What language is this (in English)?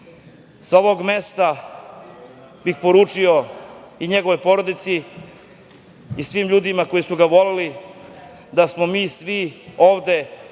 Serbian